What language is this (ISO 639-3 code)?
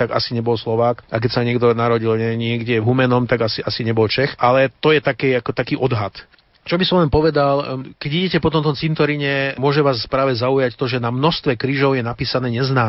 slk